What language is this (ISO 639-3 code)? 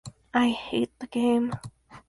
eng